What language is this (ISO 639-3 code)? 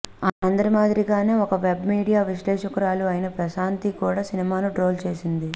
tel